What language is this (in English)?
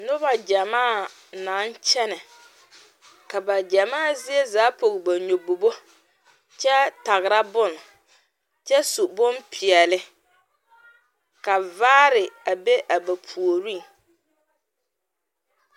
Southern Dagaare